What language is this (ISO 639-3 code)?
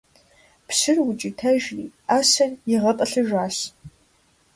kbd